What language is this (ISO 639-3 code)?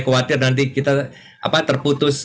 ind